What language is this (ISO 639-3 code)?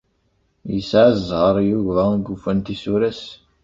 kab